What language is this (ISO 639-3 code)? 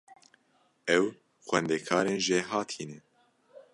kur